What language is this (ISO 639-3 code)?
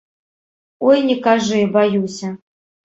bel